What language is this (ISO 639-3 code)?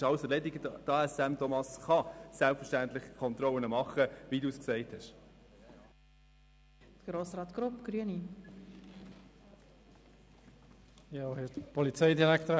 gsw